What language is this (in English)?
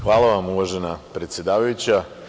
Serbian